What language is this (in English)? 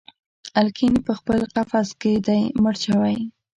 Pashto